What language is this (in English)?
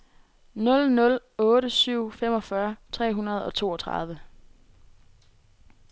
Danish